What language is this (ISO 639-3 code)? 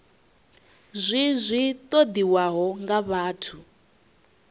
ven